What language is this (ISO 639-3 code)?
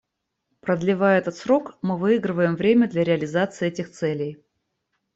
rus